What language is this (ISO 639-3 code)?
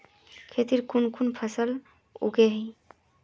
mag